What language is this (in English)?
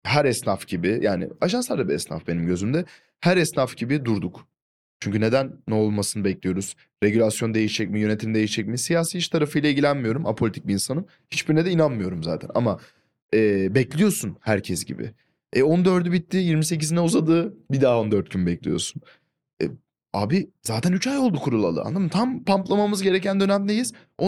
Turkish